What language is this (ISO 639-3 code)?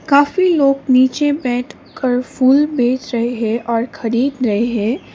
hin